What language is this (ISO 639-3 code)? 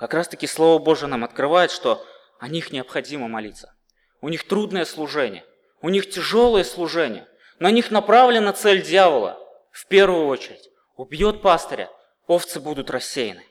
rus